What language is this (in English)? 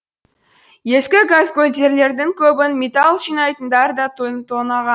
Kazakh